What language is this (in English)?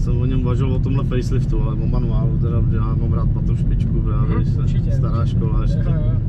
Czech